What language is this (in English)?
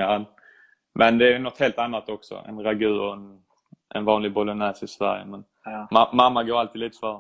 Swedish